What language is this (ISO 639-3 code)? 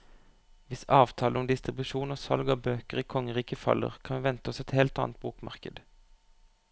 nor